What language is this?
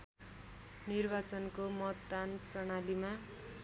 Nepali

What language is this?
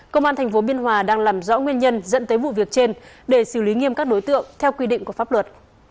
Vietnamese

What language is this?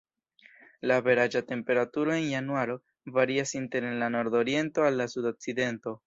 Esperanto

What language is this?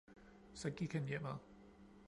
Danish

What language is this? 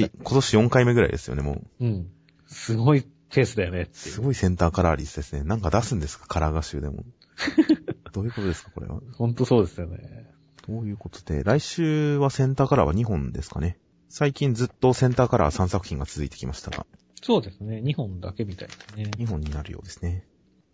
Japanese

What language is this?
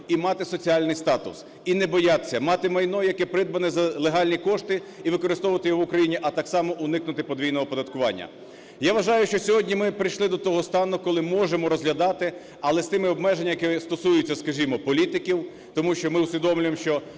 Ukrainian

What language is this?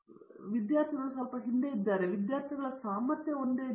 Kannada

